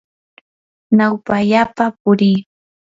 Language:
Yanahuanca Pasco Quechua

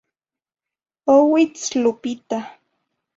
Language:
Zacatlán-Ahuacatlán-Tepetzintla Nahuatl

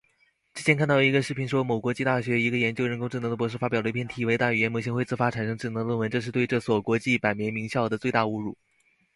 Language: Chinese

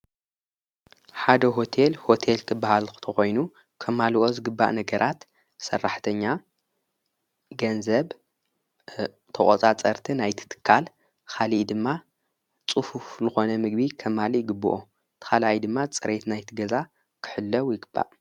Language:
Tigrinya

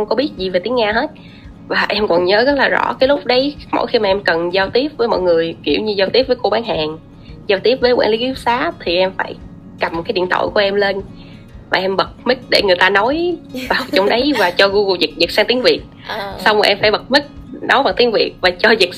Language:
Vietnamese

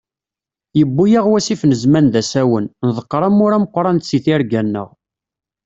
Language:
Kabyle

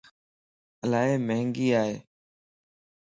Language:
Lasi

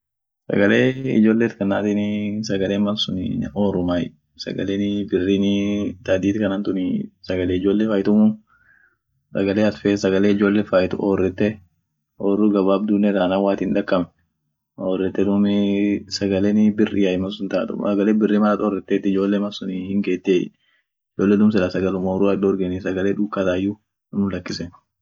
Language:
Orma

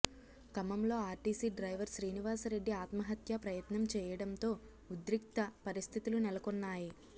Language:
Telugu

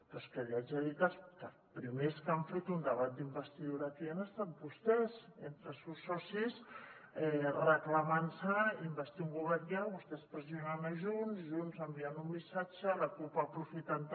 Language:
Catalan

